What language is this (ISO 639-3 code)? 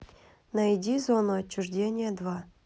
rus